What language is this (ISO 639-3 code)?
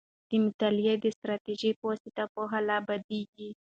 pus